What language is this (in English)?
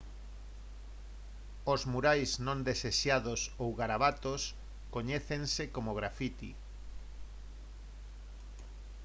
Galician